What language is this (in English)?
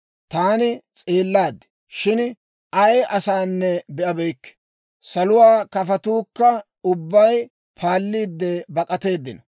Dawro